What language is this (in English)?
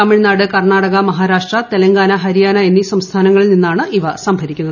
Malayalam